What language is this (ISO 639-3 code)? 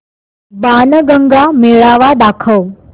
mar